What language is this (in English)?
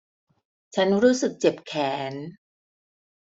Thai